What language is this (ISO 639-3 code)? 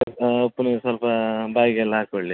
kan